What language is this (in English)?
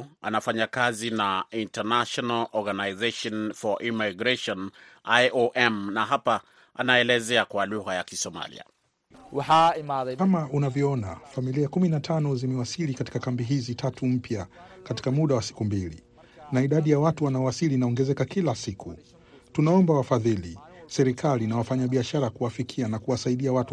Swahili